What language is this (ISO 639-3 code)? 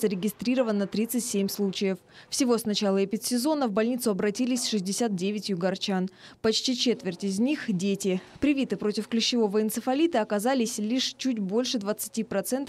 rus